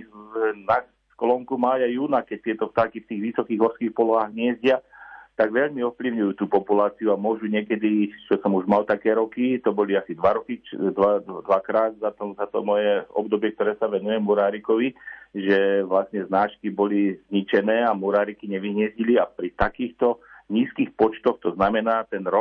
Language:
Slovak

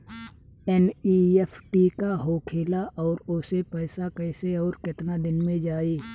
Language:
Bhojpuri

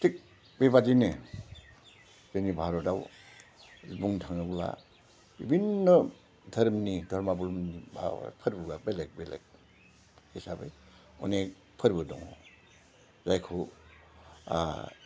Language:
Bodo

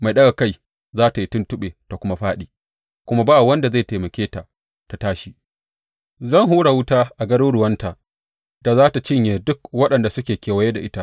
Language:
Hausa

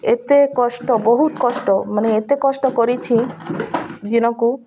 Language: Odia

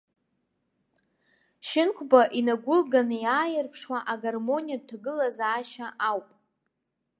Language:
Abkhazian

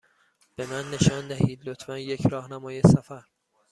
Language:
Persian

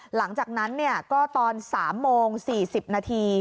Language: Thai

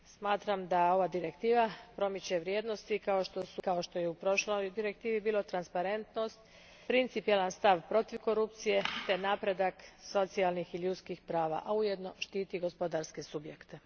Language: Croatian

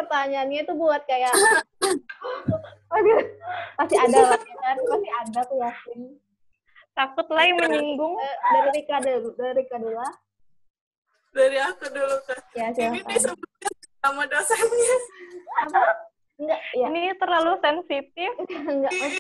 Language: Indonesian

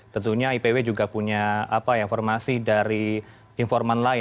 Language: Indonesian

